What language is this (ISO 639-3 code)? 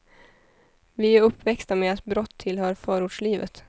swe